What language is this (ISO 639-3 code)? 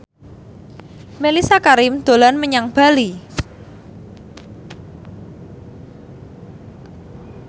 jav